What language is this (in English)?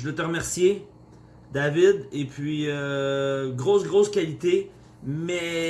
French